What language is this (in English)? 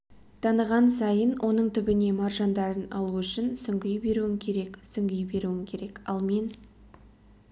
Kazakh